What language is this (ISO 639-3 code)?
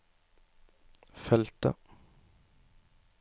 nor